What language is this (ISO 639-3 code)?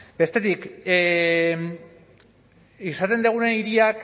eus